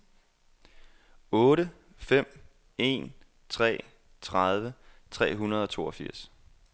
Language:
Danish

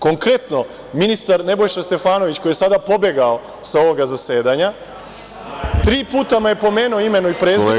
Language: Serbian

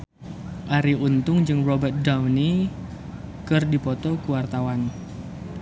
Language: Sundanese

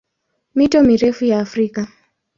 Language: Swahili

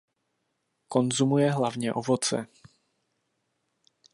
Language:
Czech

